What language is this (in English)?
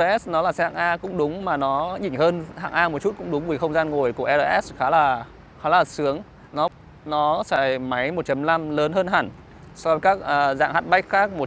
Vietnamese